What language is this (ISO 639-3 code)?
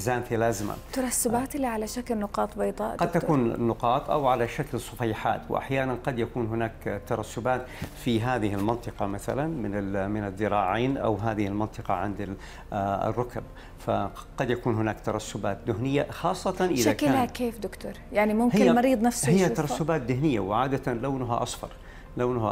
ara